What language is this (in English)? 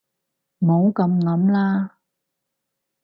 Cantonese